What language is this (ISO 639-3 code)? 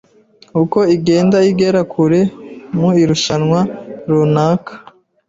kin